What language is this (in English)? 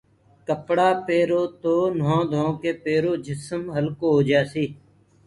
Gurgula